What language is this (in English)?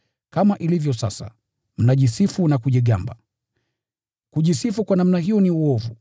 Swahili